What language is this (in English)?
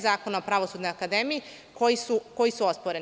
Serbian